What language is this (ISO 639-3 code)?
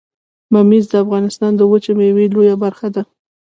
pus